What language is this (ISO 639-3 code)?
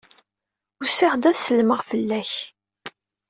kab